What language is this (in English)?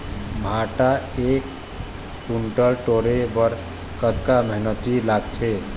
Chhattisgarhi